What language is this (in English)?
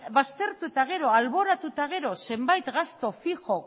Basque